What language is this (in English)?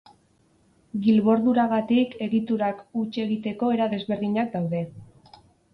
Basque